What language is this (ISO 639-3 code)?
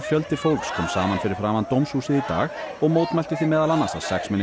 isl